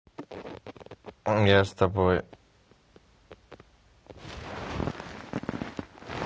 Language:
Russian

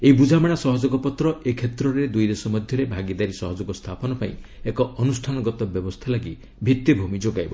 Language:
Odia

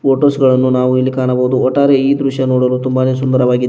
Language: Kannada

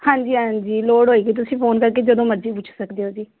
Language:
Punjabi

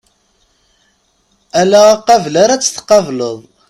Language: Kabyle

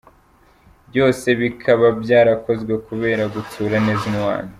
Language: Kinyarwanda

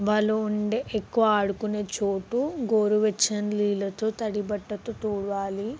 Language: Telugu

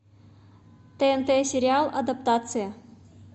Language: Russian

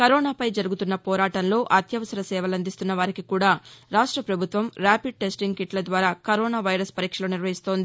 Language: Telugu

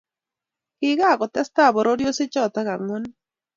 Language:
Kalenjin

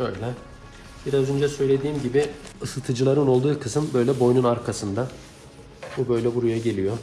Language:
Turkish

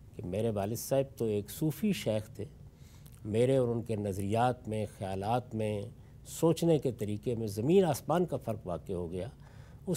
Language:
Urdu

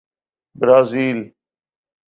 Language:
Urdu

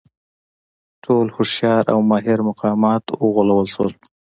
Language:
Pashto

